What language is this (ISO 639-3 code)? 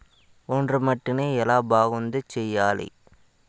tel